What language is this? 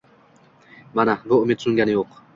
Uzbek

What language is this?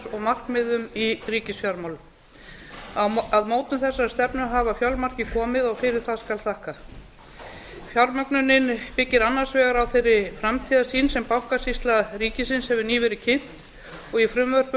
Icelandic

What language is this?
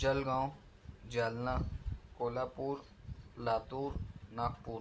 Urdu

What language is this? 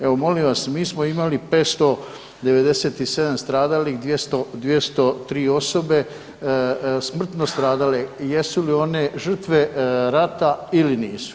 Croatian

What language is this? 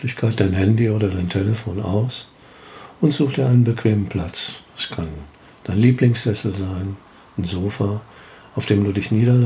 German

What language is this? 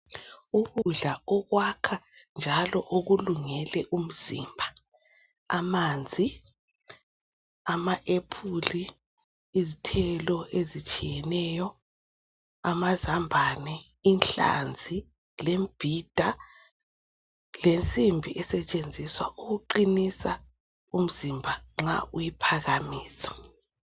North Ndebele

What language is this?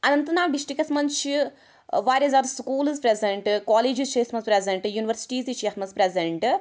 Kashmiri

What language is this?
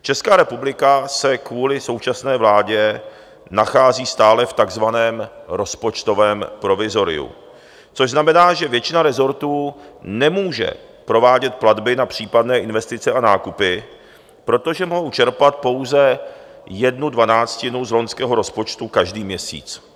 Czech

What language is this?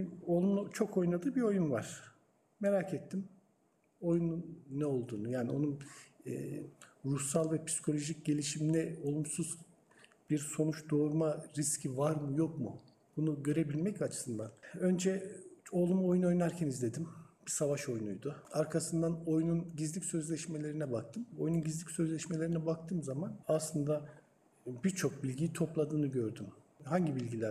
Turkish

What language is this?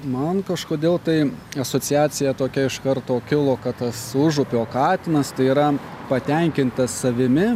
Lithuanian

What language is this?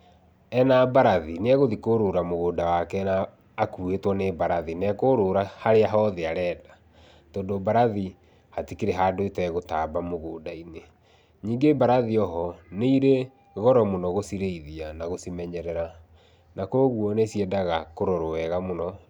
Kikuyu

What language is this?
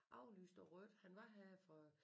Danish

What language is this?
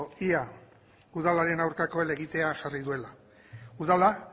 Basque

